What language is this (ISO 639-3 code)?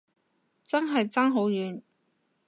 yue